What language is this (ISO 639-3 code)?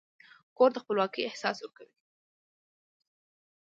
pus